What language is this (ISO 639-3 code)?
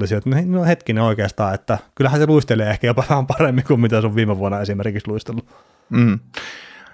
fin